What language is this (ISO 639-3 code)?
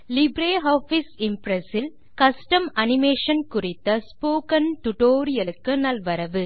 tam